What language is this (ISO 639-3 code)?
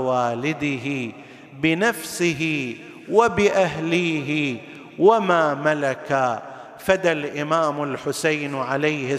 ara